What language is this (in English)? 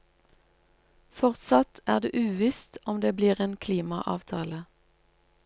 Norwegian